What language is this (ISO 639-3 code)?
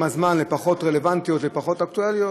heb